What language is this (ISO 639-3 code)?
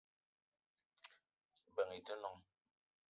eto